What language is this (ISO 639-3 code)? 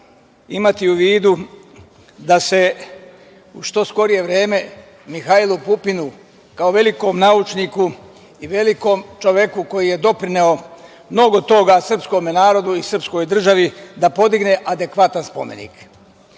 srp